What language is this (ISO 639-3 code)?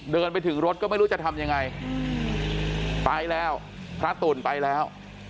tha